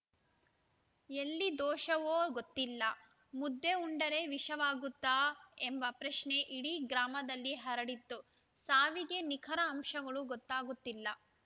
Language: Kannada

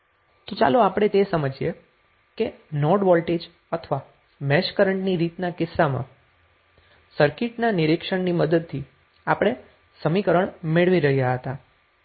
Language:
Gujarati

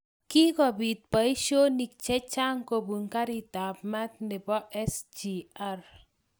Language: Kalenjin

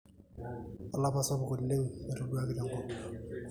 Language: Masai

